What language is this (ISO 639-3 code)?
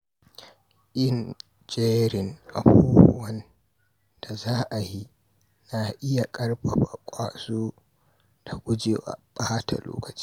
hau